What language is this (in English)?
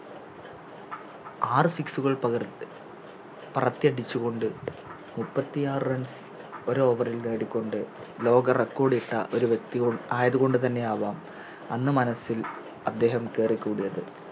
Malayalam